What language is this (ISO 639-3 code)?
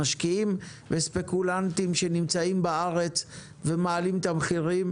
heb